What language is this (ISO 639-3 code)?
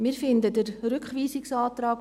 gsw